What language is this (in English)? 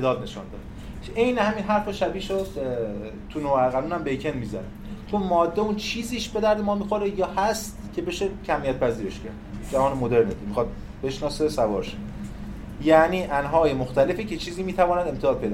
Persian